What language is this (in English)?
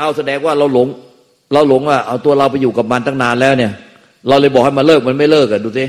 Thai